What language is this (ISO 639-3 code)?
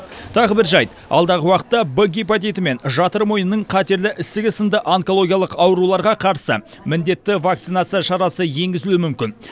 kaz